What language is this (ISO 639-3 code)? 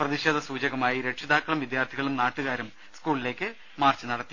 mal